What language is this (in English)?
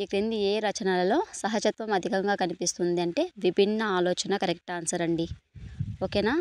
Telugu